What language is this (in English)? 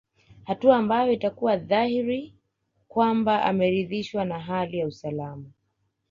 Swahili